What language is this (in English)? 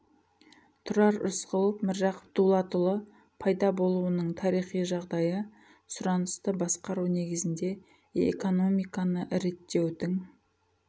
Kazakh